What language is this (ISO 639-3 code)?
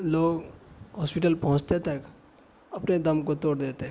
urd